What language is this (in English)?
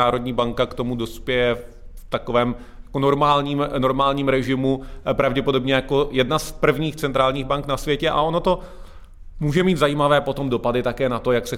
Czech